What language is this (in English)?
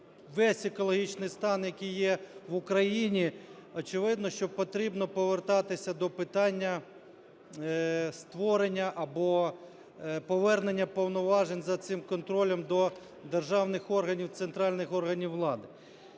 Ukrainian